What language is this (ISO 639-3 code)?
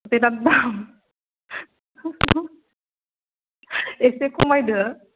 brx